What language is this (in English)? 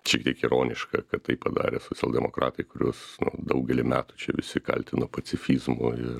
Lithuanian